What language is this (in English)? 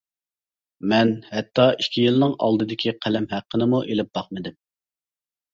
Uyghur